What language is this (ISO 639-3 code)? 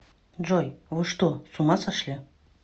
rus